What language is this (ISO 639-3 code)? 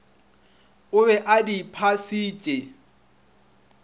nso